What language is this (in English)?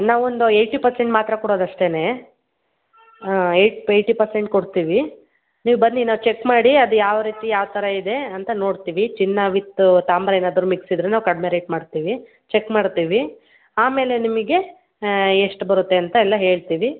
Kannada